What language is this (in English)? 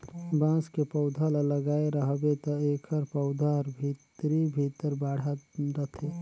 Chhattisgarhi